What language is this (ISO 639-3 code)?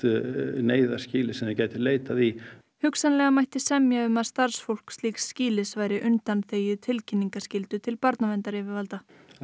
isl